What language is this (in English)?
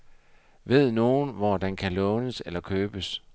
Danish